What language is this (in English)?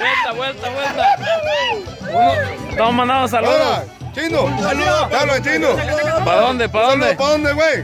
Spanish